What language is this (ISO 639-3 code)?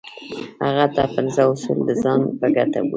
pus